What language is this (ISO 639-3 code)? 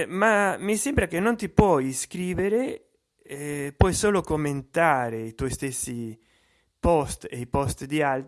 ita